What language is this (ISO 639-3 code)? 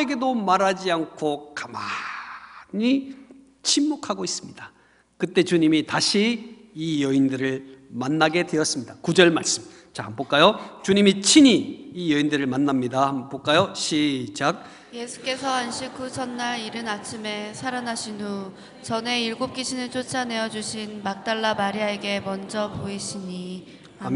kor